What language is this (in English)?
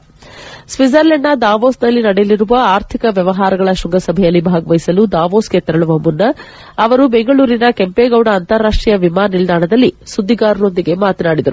Kannada